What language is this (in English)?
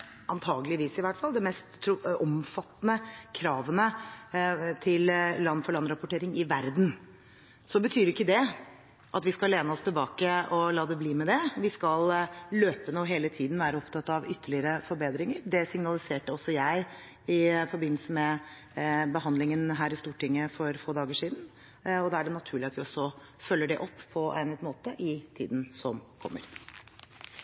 Norwegian Bokmål